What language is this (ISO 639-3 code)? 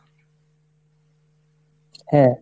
ben